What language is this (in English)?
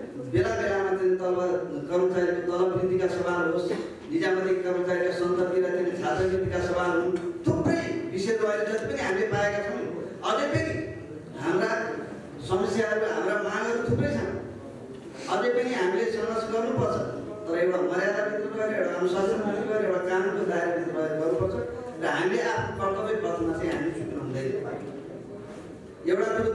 Nepali